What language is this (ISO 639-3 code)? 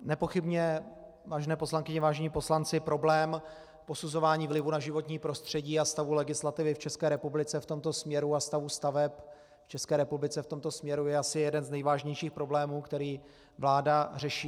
ces